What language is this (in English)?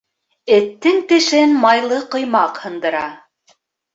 Bashkir